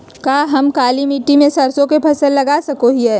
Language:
Magahi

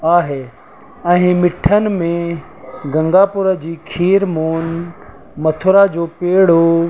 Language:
Sindhi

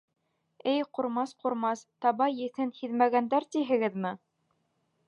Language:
Bashkir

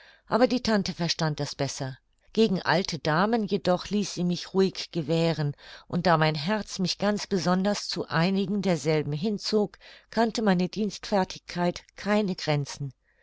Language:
German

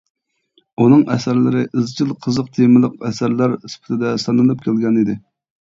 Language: Uyghur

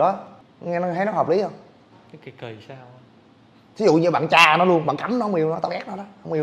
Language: Vietnamese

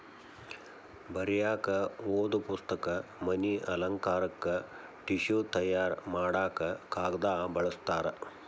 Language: Kannada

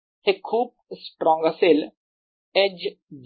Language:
Marathi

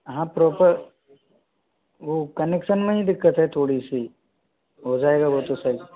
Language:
Hindi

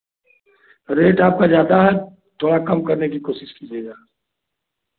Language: Hindi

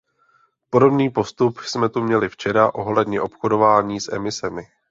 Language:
Czech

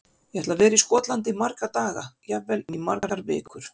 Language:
Icelandic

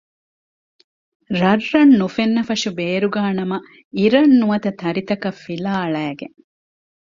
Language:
Divehi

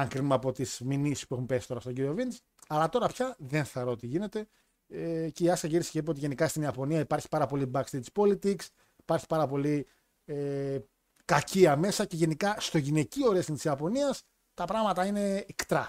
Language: Greek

